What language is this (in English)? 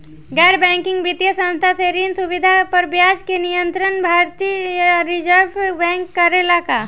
Bhojpuri